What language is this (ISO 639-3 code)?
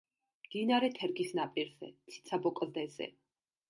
kat